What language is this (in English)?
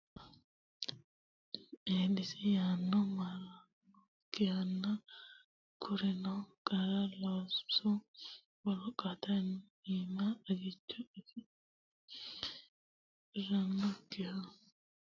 Sidamo